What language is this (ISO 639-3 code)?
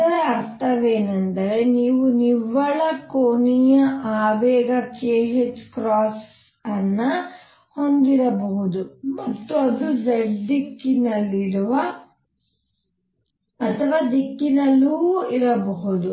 kan